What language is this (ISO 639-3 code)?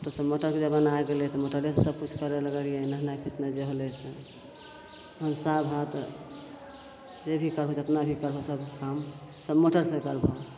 mai